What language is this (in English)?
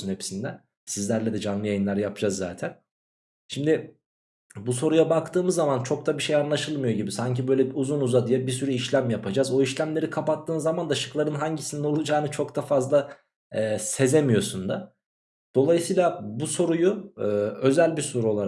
Turkish